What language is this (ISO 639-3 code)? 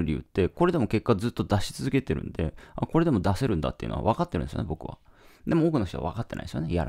jpn